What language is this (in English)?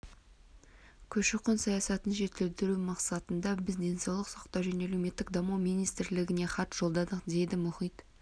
Kazakh